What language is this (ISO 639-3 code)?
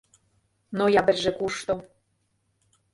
chm